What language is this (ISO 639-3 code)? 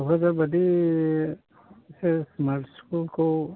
brx